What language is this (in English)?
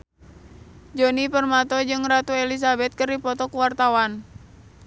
Sundanese